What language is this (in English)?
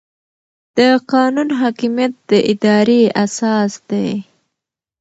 Pashto